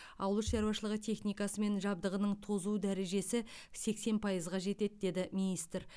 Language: Kazakh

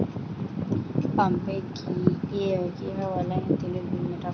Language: Bangla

